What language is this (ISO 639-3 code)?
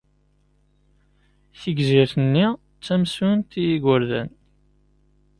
kab